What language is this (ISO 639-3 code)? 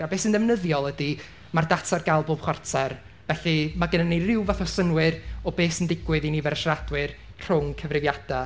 cym